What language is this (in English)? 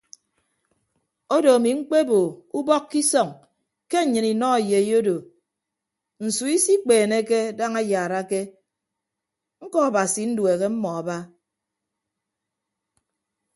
Ibibio